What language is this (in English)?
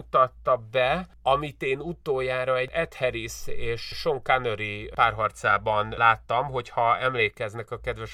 Hungarian